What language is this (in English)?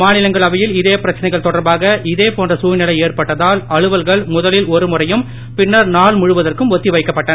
Tamil